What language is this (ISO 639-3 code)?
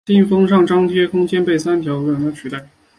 zho